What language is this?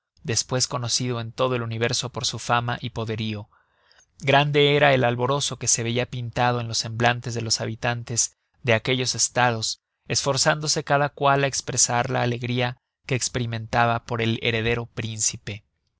Spanish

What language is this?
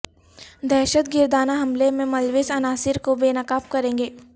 Urdu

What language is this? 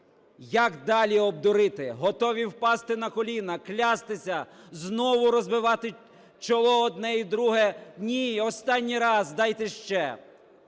Ukrainian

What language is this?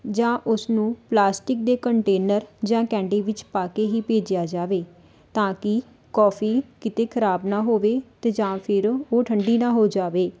Punjabi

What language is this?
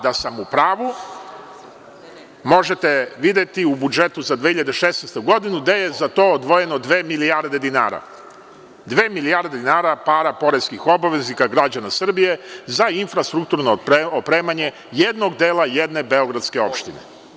Serbian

